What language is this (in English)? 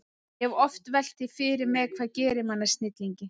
Icelandic